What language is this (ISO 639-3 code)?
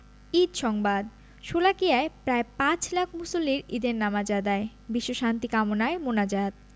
ben